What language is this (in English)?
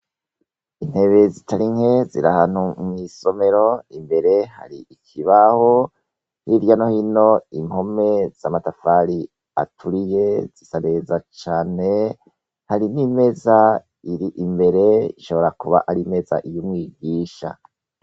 Rundi